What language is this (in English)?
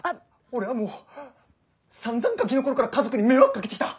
Japanese